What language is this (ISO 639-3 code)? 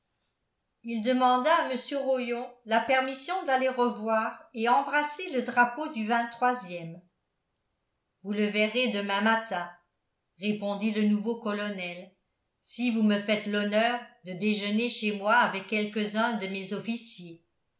fra